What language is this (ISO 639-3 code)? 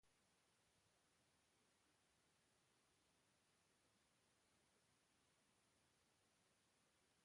por